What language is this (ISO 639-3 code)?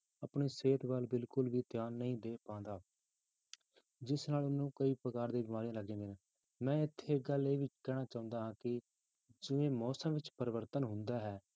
pan